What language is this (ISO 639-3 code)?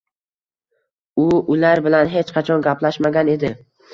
uzb